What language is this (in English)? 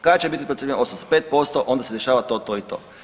Croatian